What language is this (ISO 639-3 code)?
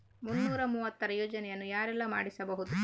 kan